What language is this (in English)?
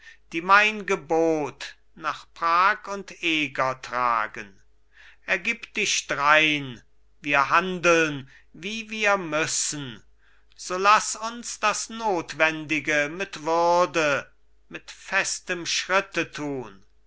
German